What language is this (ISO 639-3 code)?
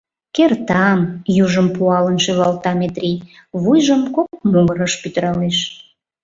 chm